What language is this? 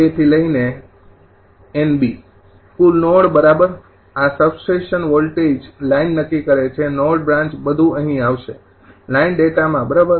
Gujarati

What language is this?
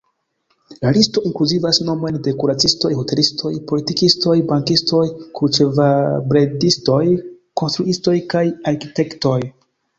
Esperanto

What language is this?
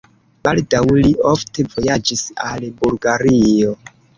Esperanto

